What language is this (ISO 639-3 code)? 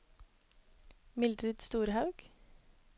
nor